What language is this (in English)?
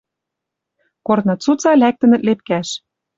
Western Mari